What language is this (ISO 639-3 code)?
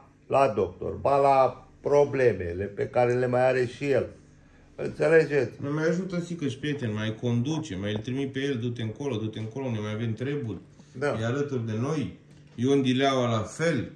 ron